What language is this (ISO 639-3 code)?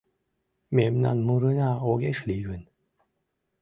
chm